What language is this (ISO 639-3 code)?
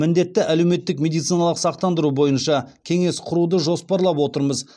kaz